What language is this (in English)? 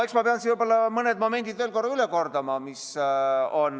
Estonian